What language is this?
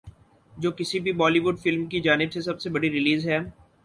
Urdu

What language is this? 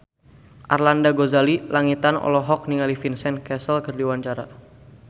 Sundanese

